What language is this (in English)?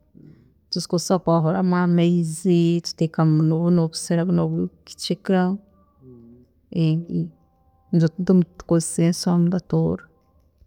Tooro